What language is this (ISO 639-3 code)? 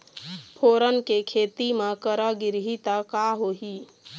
hne